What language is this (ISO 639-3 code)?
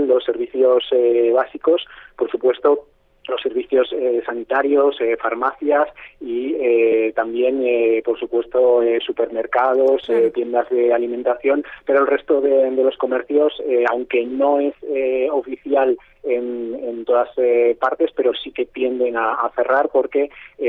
spa